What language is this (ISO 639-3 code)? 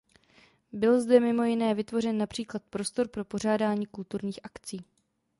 ces